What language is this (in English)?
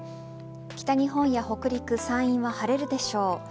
Japanese